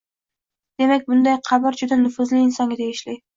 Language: Uzbek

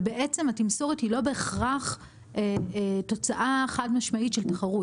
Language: Hebrew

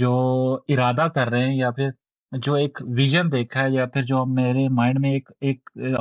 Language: Urdu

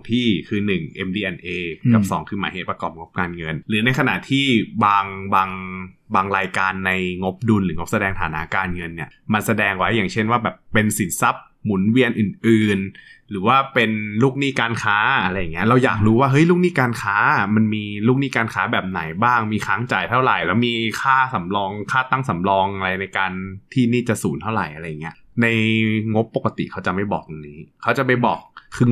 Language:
Thai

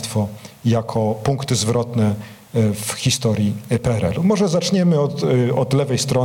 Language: Polish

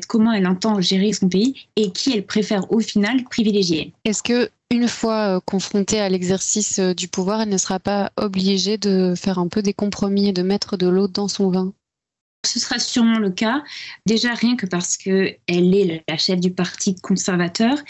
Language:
French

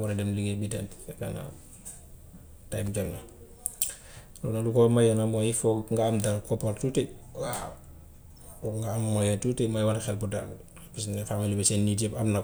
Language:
Gambian Wolof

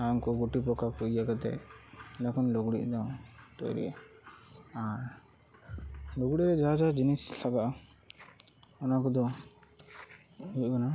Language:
Santali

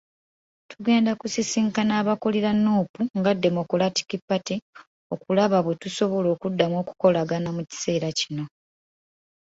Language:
Ganda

